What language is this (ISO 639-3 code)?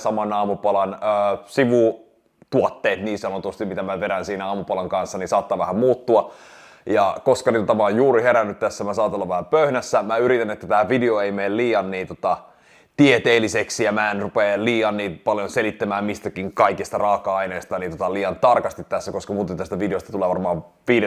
fin